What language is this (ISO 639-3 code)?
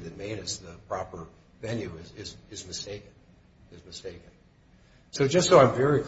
eng